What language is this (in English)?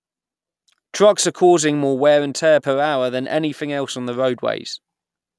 English